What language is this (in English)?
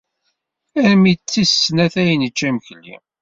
Kabyle